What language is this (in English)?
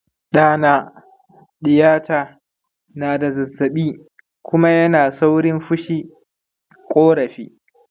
Hausa